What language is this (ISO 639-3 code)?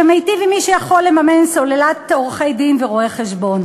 heb